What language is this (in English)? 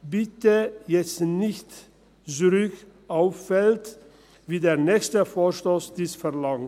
Swiss German